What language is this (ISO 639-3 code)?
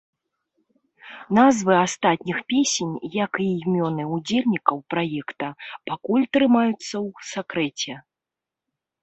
bel